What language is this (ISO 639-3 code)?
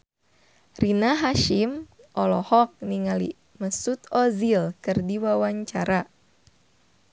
sun